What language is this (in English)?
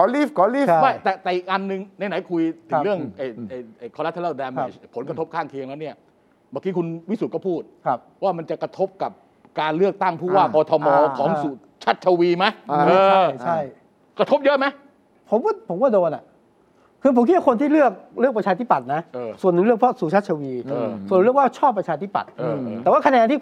Thai